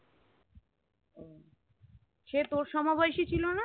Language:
Bangla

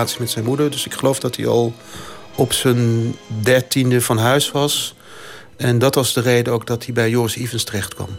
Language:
Dutch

